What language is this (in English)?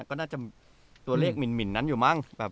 Thai